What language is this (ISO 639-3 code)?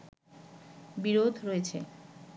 ben